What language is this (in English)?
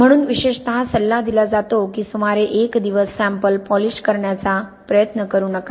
Marathi